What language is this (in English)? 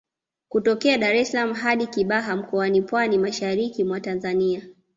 Swahili